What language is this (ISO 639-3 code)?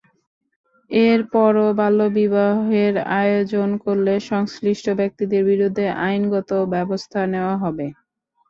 ben